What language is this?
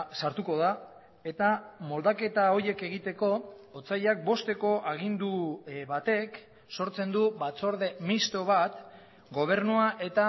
Basque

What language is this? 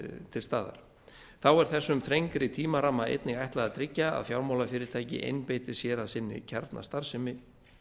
Icelandic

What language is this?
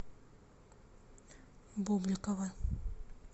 Russian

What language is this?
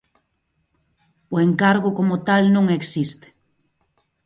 Galician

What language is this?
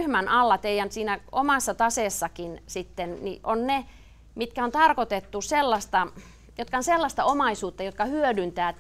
Finnish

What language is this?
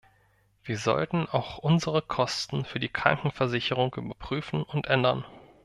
German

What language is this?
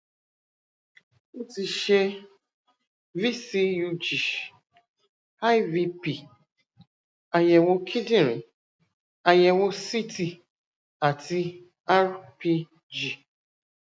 Yoruba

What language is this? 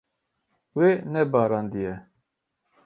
Kurdish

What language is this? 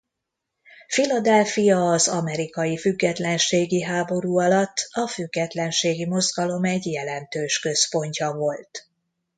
Hungarian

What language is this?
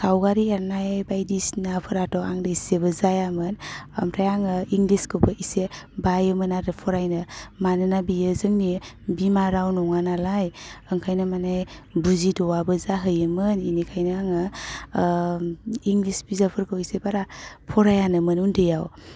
Bodo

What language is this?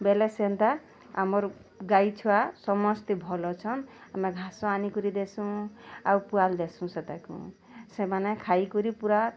Odia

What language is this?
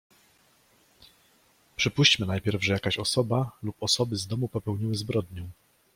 Polish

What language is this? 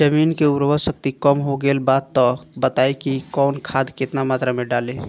Bhojpuri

